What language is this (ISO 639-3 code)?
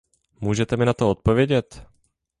ces